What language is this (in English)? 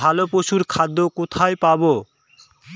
Bangla